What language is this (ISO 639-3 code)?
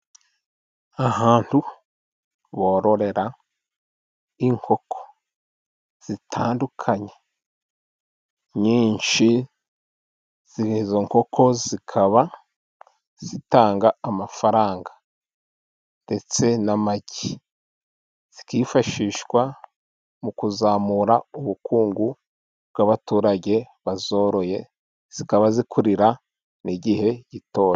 kin